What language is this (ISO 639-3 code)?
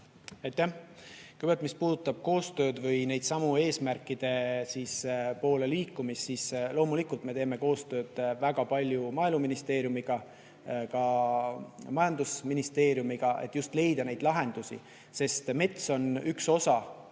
est